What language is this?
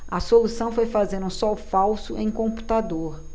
Portuguese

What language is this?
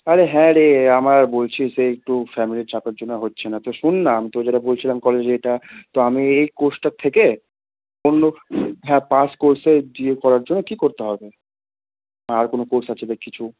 Bangla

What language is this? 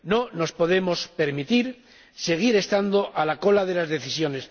Spanish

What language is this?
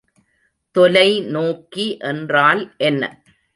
Tamil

